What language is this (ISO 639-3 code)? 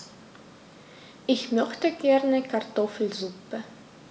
deu